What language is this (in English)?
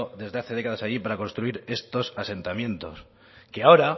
Spanish